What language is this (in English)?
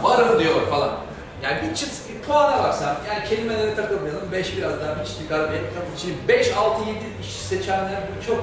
Turkish